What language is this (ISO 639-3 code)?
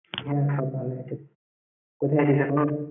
ben